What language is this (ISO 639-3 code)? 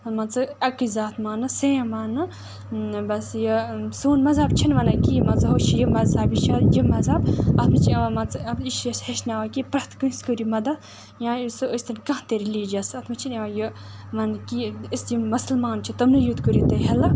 kas